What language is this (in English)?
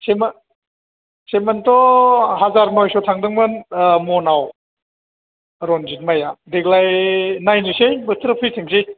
Bodo